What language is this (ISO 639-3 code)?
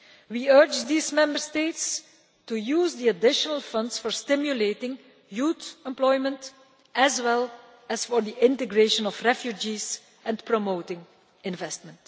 eng